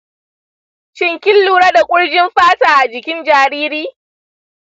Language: Hausa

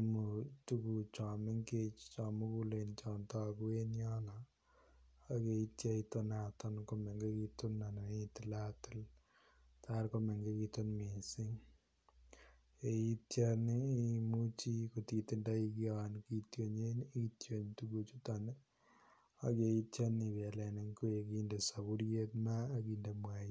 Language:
Kalenjin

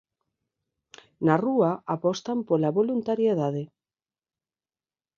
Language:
Galician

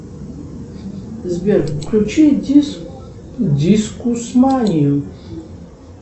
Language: Russian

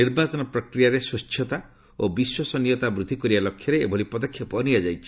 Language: Odia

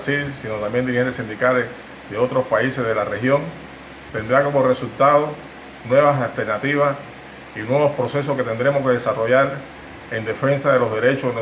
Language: Spanish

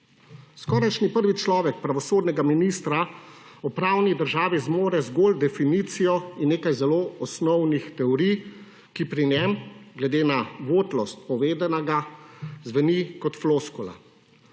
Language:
Slovenian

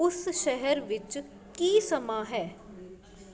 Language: Punjabi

